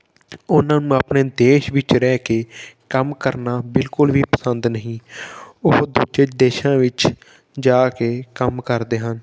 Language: Punjabi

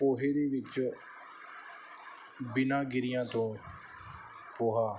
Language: Punjabi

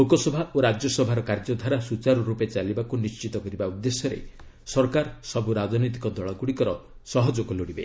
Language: Odia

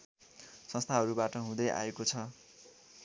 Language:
Nepali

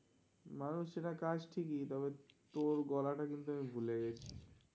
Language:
Bangla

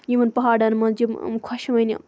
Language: Kashmiri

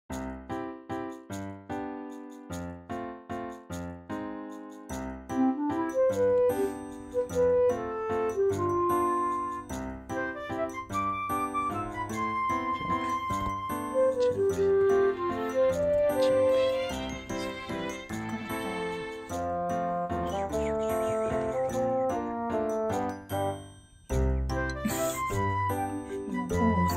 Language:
Japanese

